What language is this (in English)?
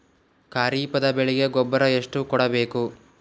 Kannada